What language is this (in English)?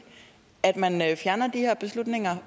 Danish